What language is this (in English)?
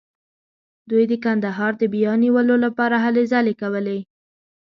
Pashto